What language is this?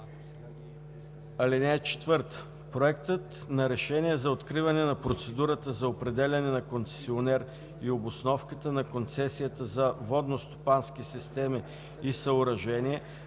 Bulgarian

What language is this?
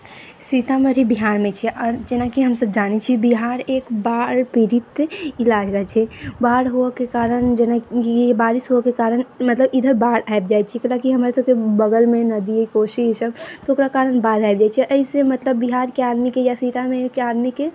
Maithili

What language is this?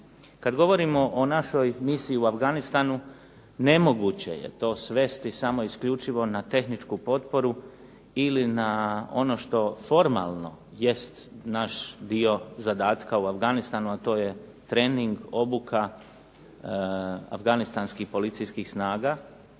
Croatian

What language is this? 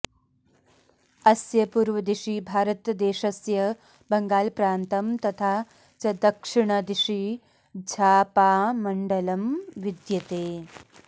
Sanskrit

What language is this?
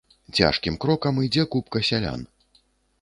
Belarusian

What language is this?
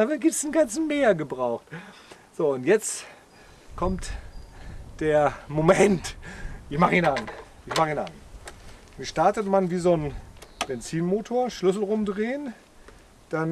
German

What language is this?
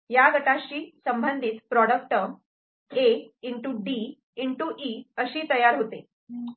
Marathi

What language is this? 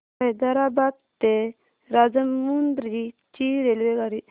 Marathi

